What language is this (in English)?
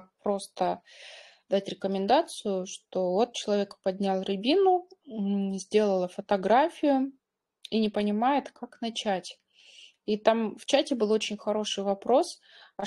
Russian